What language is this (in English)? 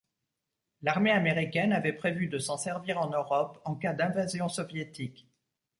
French